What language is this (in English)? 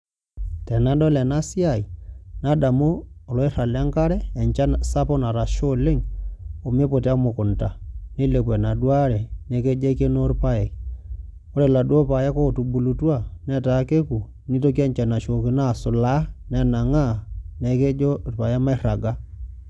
Masai